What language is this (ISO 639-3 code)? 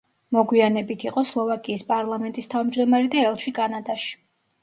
kat